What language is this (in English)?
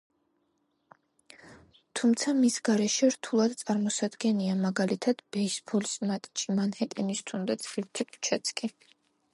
Georgian